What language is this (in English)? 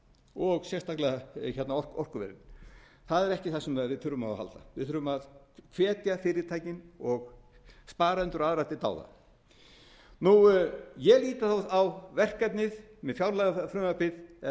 Icelandic